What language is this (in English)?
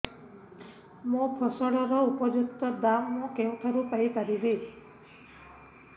Odia